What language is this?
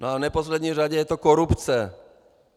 Czech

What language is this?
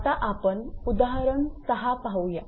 Marathi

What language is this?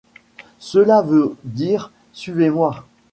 French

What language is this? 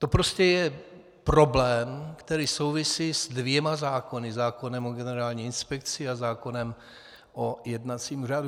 Czech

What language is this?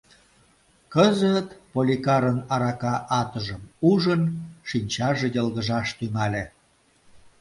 Mari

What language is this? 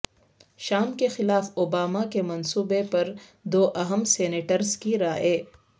Urdu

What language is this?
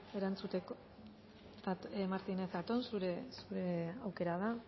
Basque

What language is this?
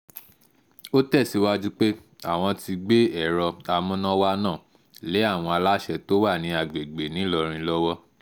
Yoruba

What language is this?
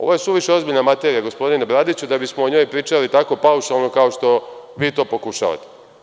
Serbian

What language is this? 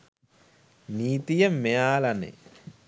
Sinhala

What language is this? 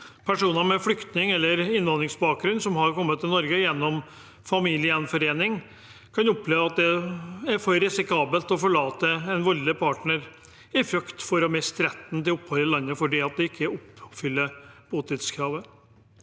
Norwegian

